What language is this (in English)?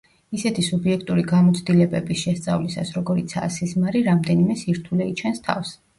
Georgian